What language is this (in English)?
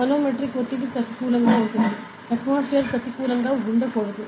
Telugu